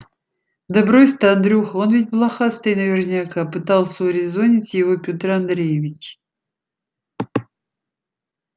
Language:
Russian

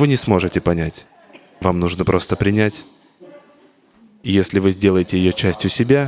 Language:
Russian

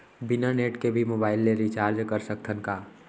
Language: Chhattisgarhi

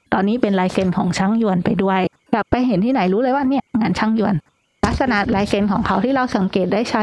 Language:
Thai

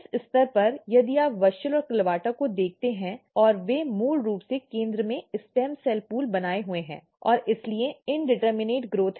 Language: Hindi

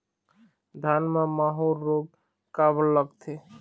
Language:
Chhattisgarhi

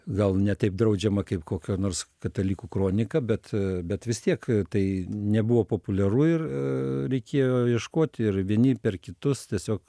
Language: Lithuanian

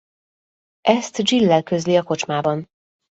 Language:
Hungarian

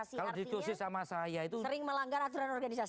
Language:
Indonesian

